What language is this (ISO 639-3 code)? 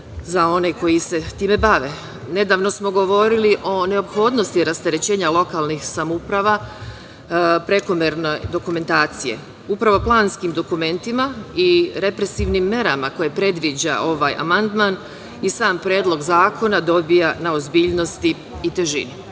srp